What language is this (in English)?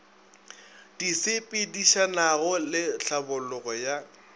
Northern Sotho